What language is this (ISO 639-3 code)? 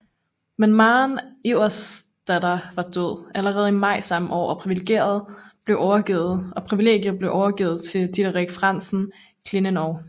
dan